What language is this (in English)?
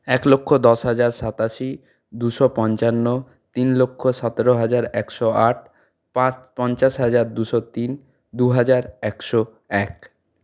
Bangla